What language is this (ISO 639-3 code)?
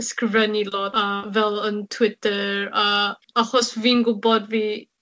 cym